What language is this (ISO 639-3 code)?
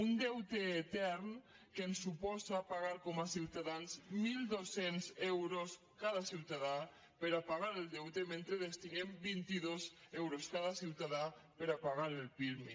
cat